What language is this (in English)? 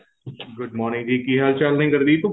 Punjabi